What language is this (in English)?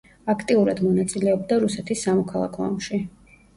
Georgian